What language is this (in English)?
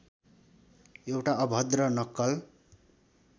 Nepali